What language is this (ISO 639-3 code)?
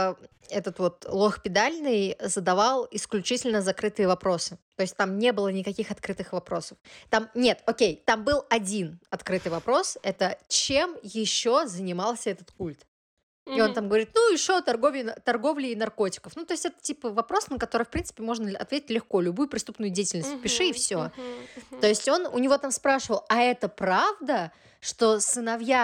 rus